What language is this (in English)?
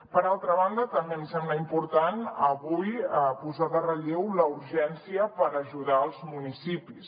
Catalan